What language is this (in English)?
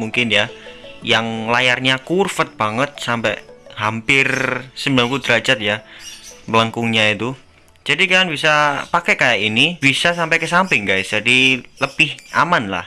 Indonesian